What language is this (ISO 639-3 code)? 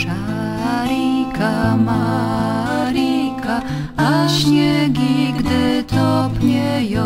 pol